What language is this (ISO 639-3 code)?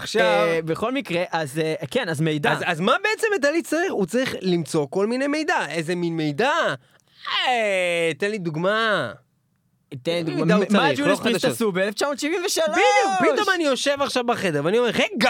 heb